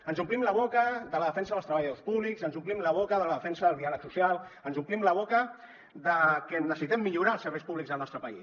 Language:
Catalan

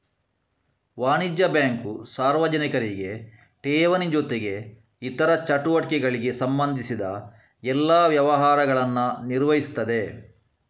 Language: Kannada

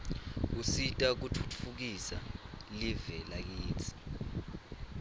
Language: Swati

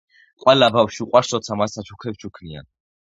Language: Georgian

